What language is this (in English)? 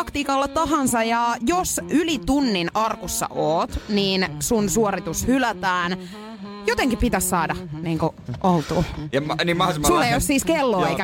Finnish